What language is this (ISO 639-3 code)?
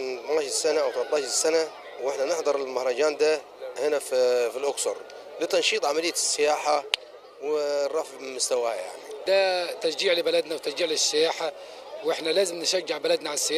ara